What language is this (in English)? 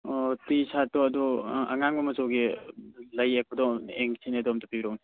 Manipuri